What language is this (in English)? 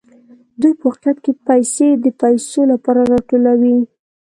Pashto